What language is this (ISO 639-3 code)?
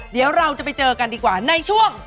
tha